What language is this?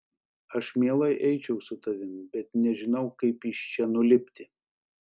Lithuanian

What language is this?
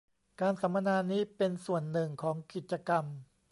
Thai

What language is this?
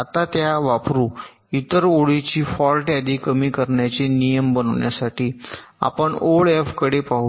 Marathi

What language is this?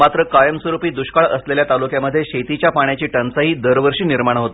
Marathi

